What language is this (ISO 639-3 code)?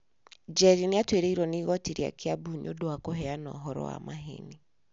kik